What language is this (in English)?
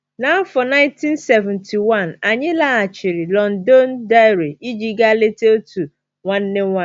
Igbo